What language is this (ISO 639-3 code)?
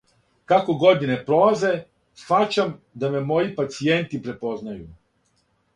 srp